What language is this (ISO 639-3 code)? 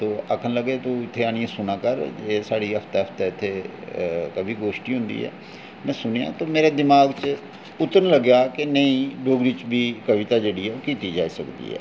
doi